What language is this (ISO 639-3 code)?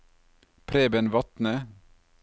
nor